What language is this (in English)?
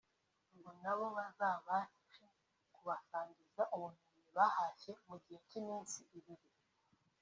Kinyarwanda